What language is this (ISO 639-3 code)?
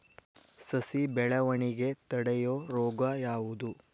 kan